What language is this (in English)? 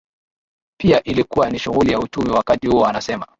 Swahili